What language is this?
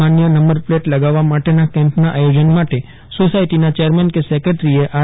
Gujarati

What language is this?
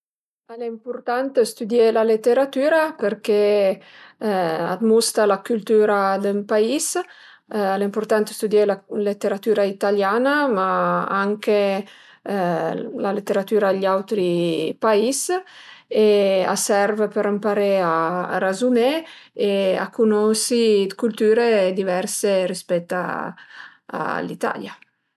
Piedmontese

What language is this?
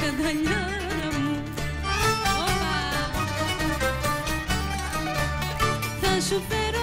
Greek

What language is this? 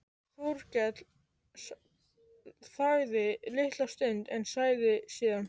Icelandic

